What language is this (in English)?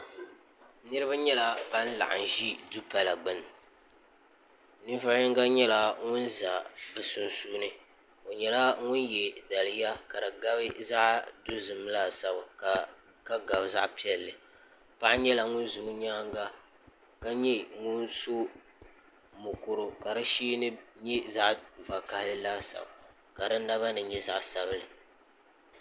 Dagbani